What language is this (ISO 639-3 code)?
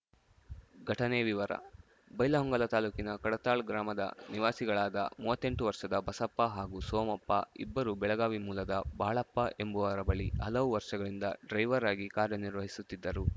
kan